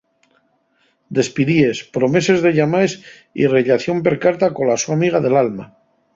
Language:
Asturian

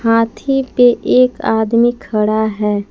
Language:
Hindi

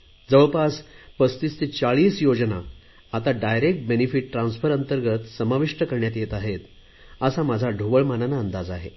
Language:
Marathi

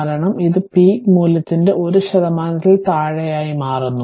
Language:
Malayalam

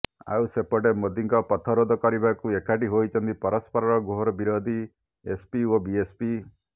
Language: Odia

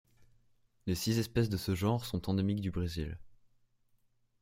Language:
French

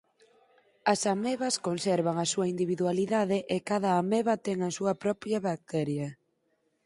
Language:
Galician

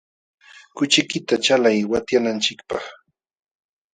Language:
Jauja Wanca Quechua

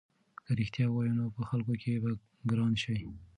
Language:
Pashto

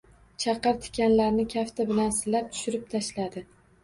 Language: Uzbek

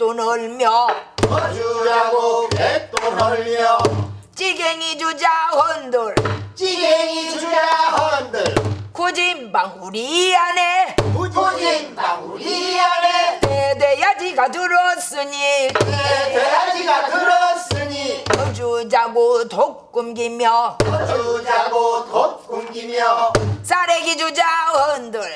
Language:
Korean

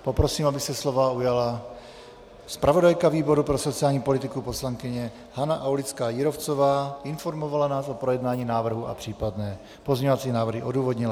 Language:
Czech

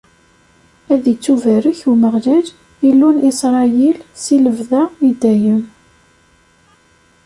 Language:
Kabyle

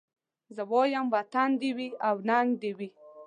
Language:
Pashto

